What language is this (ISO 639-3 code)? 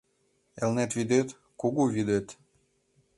chm